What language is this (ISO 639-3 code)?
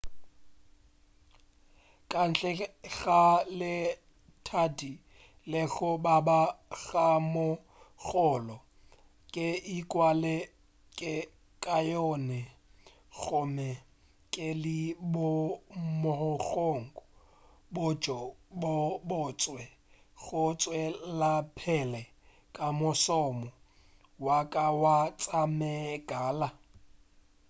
nso